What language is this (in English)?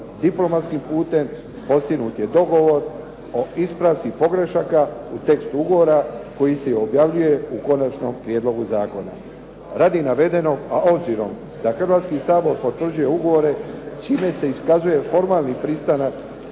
Croatian